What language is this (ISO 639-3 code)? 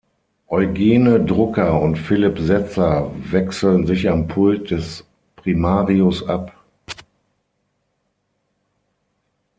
deu